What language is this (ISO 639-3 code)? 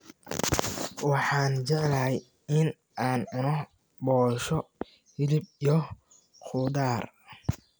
som